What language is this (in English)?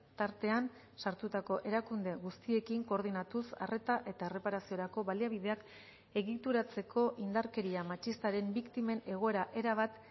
Basque